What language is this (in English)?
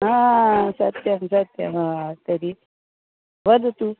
Sanskrit